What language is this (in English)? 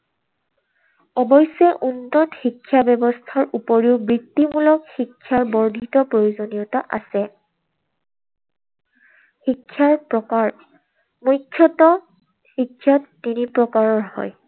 Assamese